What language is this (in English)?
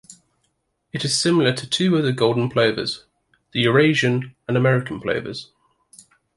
English